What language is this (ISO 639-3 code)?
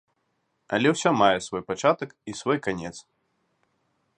bel